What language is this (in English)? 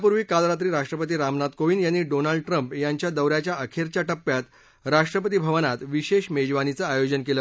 Marathi